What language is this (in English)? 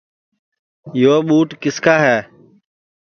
Sansi